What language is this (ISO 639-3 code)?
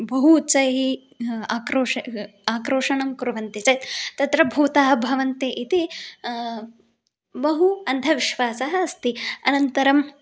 san